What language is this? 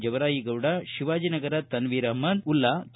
Kannada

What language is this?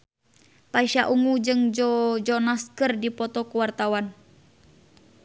Sundanese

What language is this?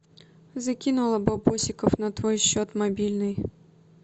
Russian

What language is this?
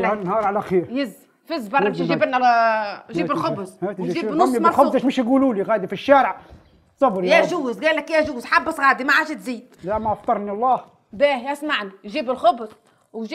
Arabic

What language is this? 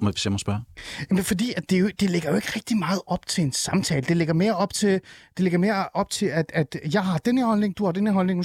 Danish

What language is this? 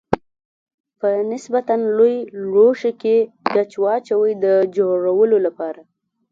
Pashto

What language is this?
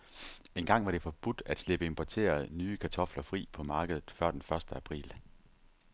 Danish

